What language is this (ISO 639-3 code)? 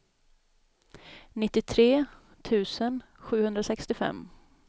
swe